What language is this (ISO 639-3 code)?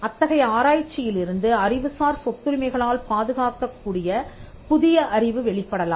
tam